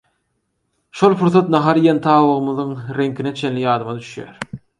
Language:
Turkmen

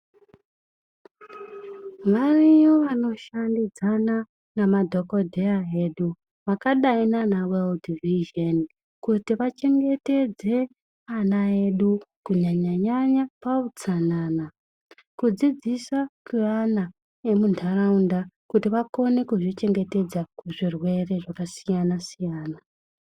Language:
Ndau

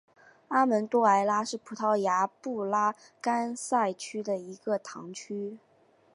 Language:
Chinese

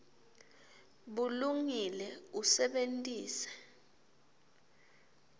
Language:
Swati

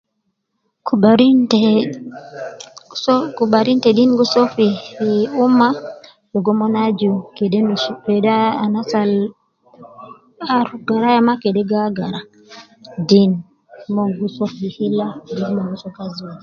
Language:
Nubi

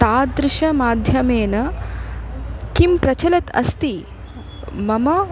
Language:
Sanskrit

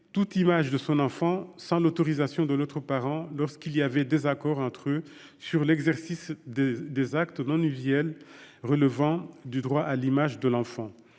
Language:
French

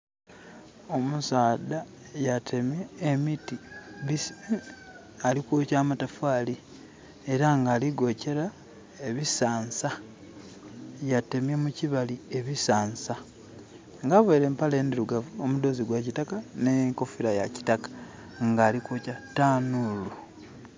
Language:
Soga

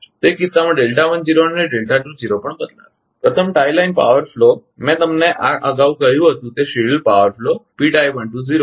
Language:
Gujarati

